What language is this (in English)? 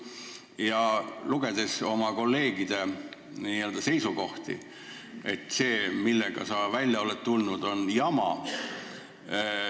Estonian